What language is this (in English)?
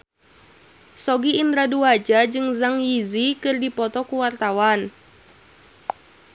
Sundanese